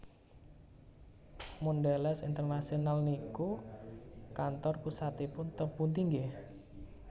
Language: Javanese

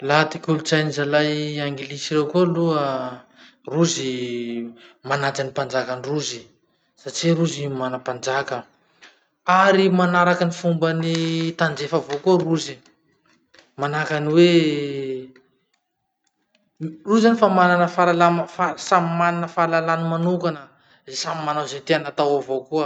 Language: Masikoro Malagasy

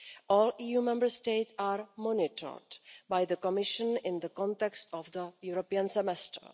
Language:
English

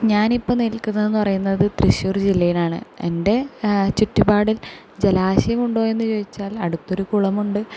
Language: Malayalam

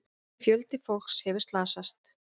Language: Icelandic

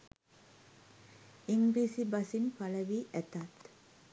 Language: Sinhala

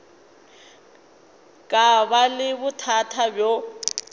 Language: Northern Sotho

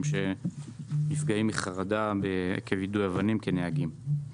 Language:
Hebrew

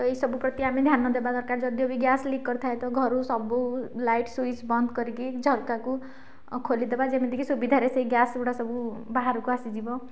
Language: Odia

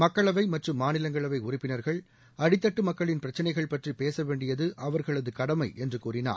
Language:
Tamil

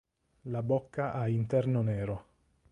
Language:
Italian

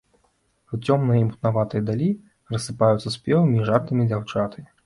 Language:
Belarusian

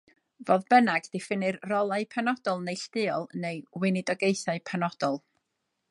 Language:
Welsh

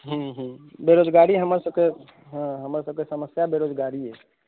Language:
Maithili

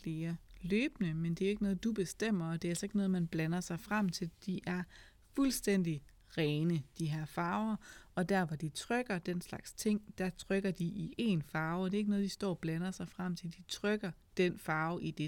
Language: Danish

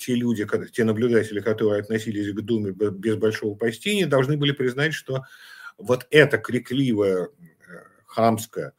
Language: Russian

